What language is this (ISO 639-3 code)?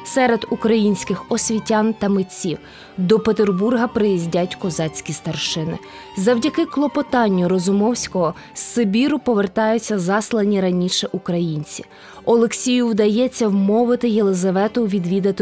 ukr